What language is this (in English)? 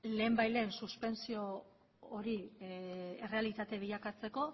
Basque